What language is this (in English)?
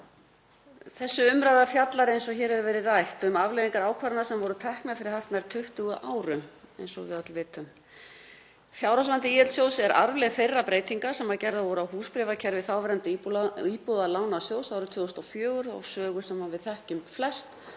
Icelandic